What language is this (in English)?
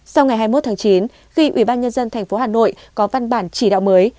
Vietnamese